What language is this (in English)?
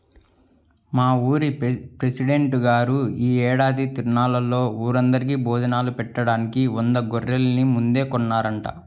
Telugu